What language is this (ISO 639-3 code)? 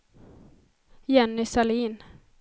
swe